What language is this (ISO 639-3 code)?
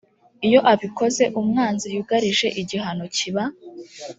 kin